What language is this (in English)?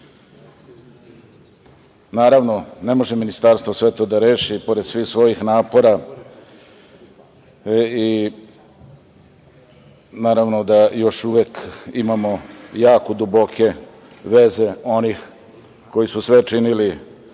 Serbian